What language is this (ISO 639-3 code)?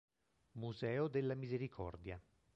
ita